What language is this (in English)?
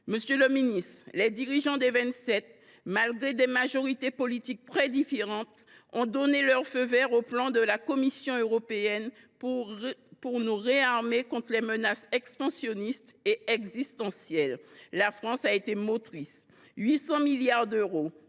French